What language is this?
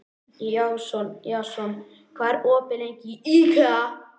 Icelandic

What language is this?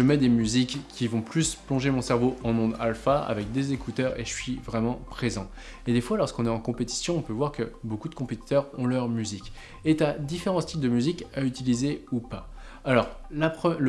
French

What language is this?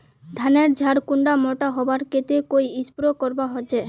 Magahi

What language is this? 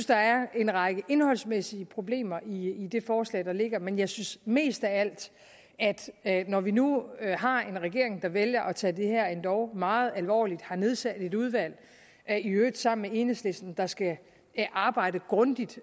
Danish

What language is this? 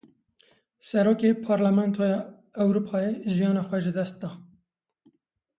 Kurdish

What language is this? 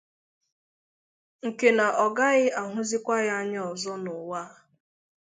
Igbo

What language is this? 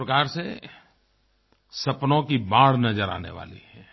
Hindi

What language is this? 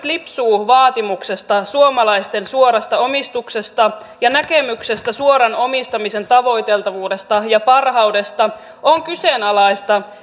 Finnish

